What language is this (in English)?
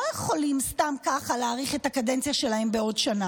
Hebrew